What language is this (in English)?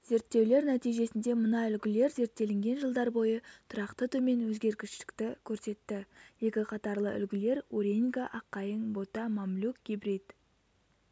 Kazakh